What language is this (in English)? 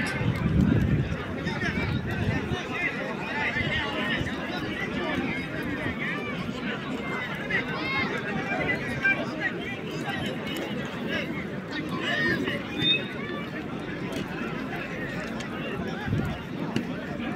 Turkish